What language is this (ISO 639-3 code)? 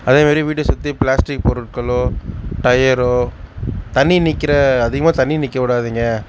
tam